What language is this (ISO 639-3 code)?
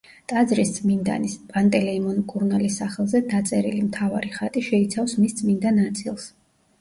kat